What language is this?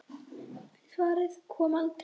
Icelandic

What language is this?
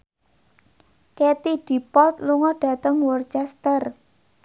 Javanese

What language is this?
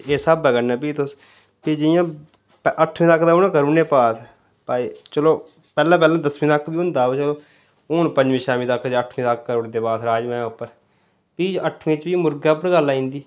Dogri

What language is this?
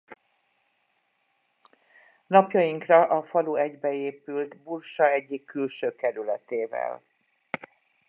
Hungarian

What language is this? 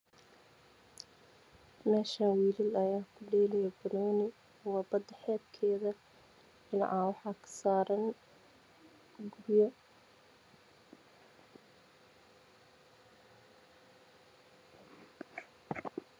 Somali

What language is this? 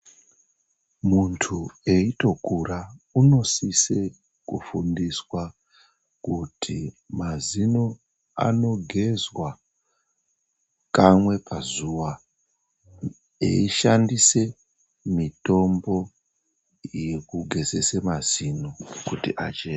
Ndau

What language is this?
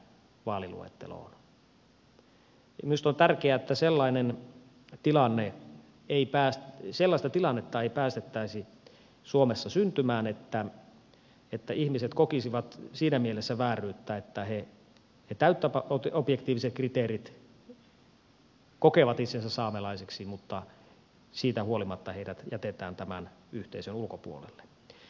Finnish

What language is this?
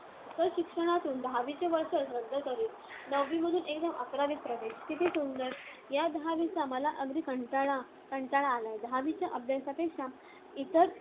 Marathi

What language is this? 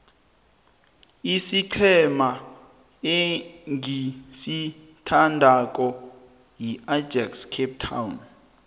South Ndebele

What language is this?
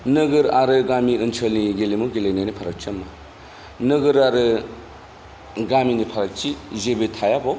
Bodo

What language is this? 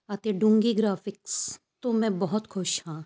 Punjabi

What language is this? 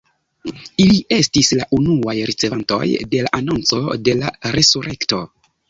Esperanto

